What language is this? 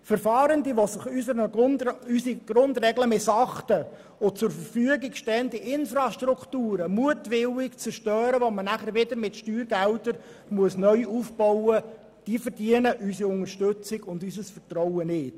Swiss German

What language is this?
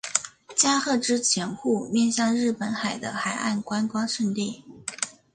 Chinese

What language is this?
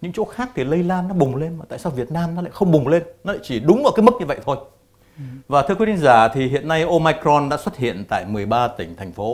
Vietnamese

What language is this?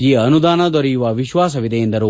Kannada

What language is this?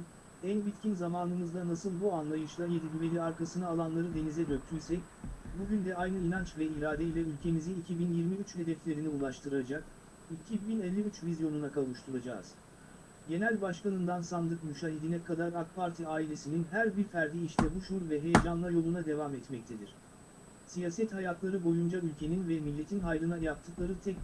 Turkish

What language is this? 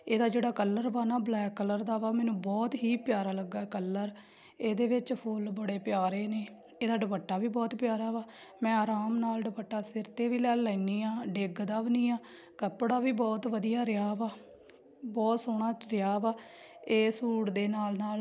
Punjabi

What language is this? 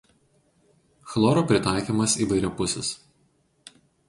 Lithuanian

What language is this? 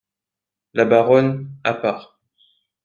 French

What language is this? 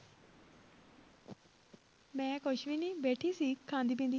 Punjabi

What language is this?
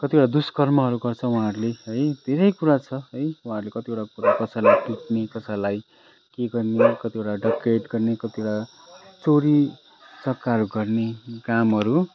Nepali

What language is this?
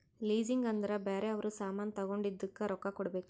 Kannada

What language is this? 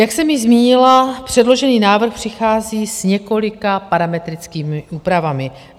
Czech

